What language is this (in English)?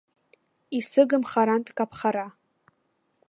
Abkhazian